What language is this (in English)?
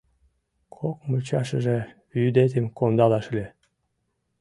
Mari